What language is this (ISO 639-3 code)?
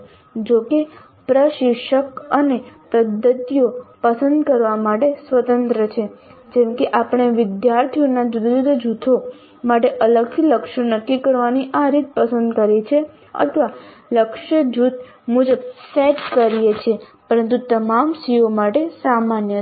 guj